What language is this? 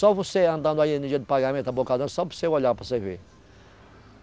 Portuguese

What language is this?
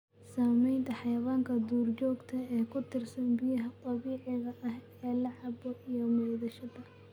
Somali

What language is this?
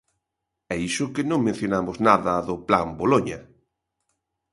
Galician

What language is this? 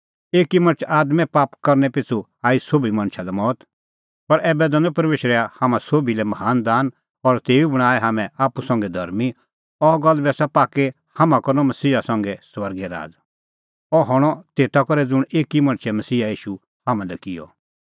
Kullu Pahari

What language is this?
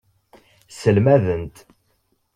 Kabyle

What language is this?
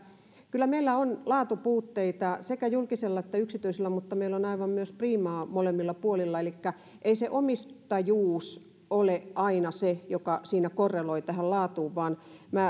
Finnish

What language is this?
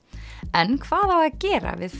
Icelandic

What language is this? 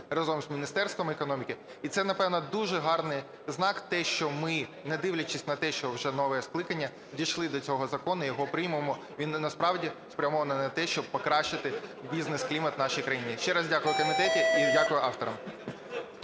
Ukrainian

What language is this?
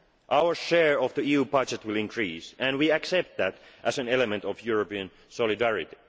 English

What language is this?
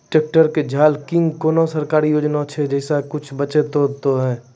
Maithili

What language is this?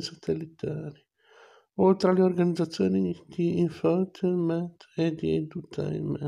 Italian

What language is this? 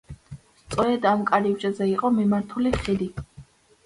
Georgian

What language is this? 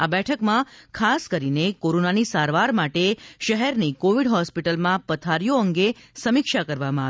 Gujarati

